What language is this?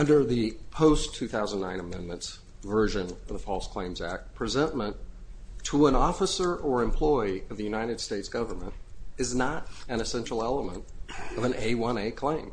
English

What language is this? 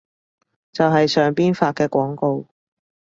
Cantonese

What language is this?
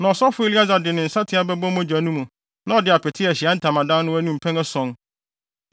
Akan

